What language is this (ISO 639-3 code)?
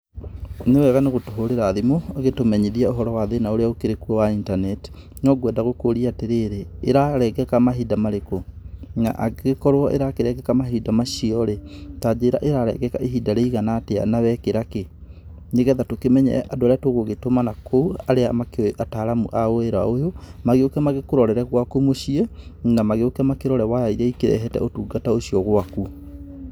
kik